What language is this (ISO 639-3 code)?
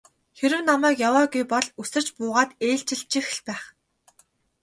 mon